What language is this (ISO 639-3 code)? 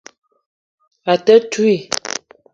eto